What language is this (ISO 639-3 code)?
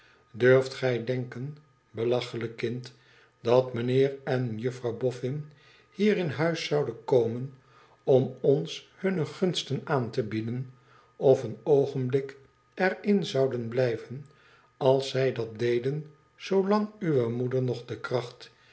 nld